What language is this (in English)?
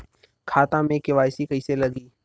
Bhojpuri